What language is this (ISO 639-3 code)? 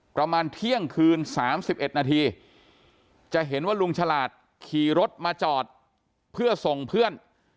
tha